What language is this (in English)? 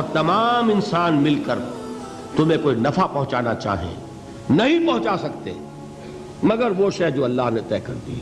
Urdu